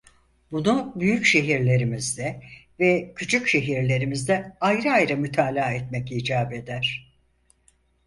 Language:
Turkish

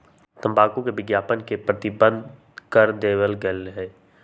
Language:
Magahi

